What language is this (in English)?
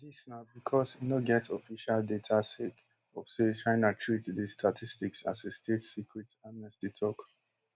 Nigerian Pidgin